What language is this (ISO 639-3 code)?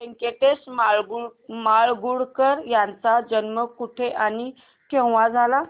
mar